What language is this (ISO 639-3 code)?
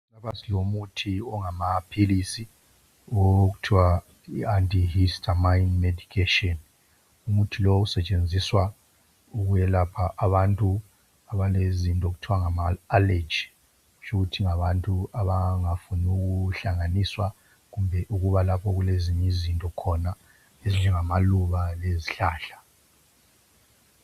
nde